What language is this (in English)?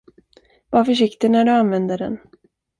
Swedish